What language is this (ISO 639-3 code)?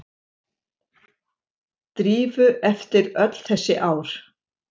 isl